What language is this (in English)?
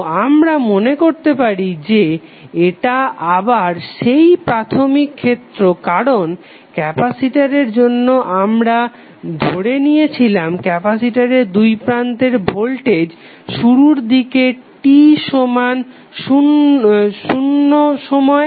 Bangla